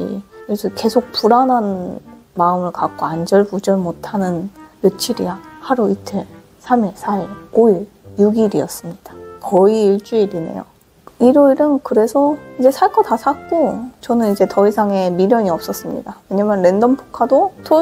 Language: Korean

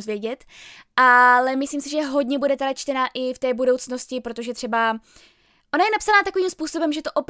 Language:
Czech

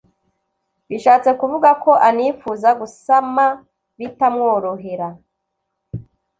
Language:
Kinyarwanda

